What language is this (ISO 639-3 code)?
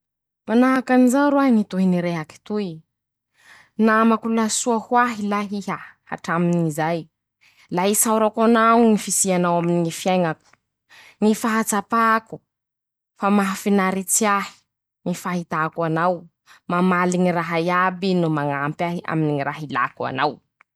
msh